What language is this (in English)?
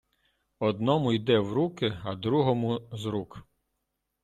Ukrainian